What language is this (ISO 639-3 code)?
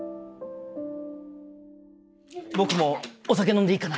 jpn